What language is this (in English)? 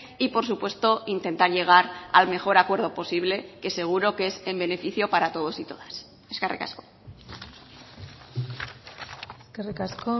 Spanish